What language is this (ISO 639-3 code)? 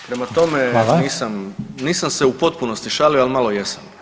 hrv